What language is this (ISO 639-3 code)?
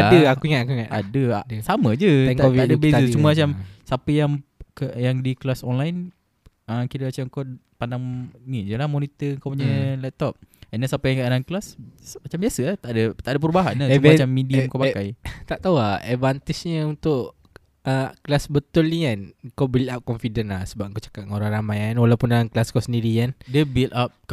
msa